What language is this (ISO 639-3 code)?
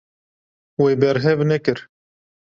kur